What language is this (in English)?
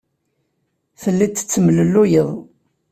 Kabyle